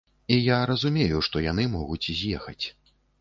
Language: Belarusian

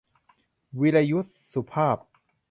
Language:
Thai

